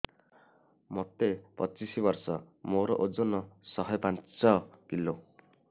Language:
Odia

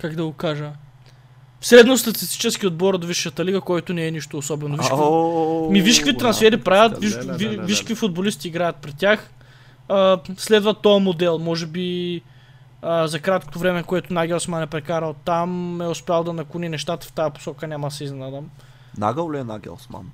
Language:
Bulgarian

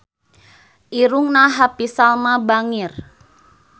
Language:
Sundanese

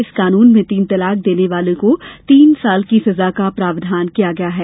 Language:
Hindi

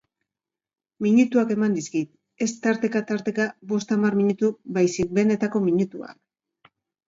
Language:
Basque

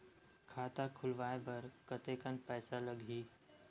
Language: Chhattisgarhi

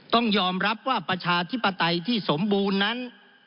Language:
Thai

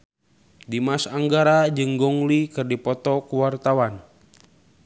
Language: Sundanese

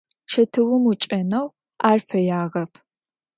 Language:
Adyghe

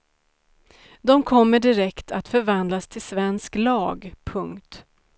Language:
Swedish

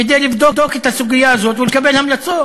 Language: Hebrew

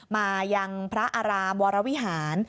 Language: Thai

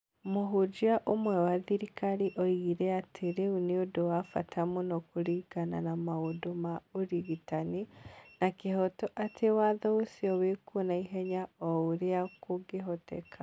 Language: Kikuyu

